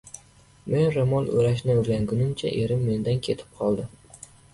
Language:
Uzbek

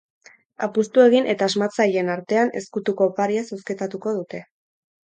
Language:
Basque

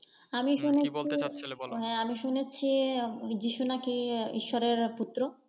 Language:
Bangla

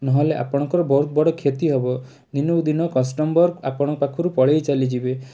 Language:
Odia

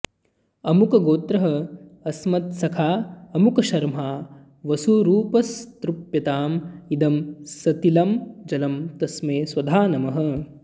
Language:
Sanskrit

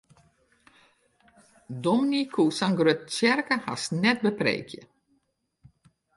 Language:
Western Frisian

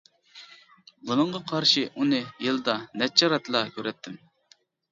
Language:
Uyghur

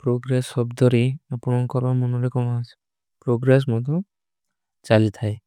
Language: Kui (India)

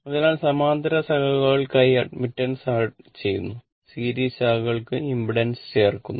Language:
Malayalam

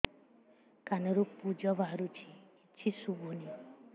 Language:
Odia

